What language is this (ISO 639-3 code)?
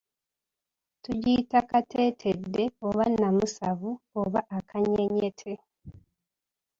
lug